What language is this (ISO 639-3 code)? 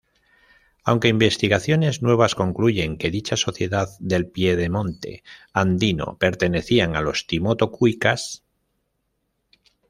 spa